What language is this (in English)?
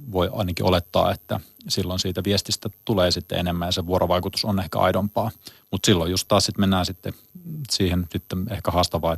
Finnish